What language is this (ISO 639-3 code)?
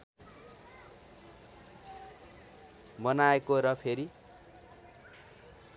nep